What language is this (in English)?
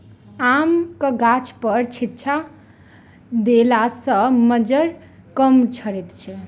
Maithili